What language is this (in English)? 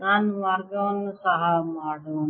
Kannada